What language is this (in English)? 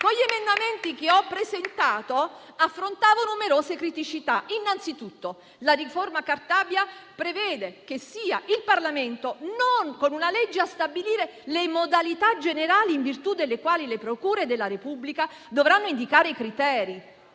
Italian